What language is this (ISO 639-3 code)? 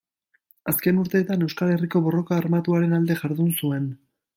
eus